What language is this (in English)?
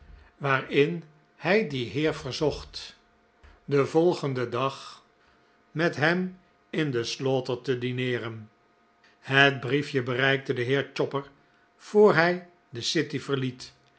Dutch